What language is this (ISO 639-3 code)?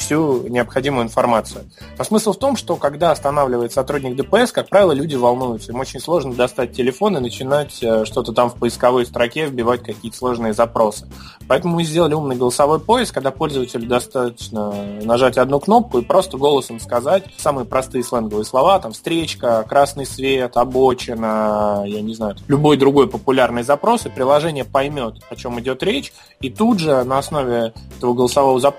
rus